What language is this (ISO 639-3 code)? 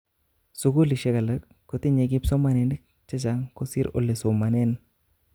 kln